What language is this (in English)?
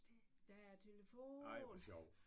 Danish